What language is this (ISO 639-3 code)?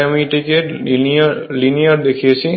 ben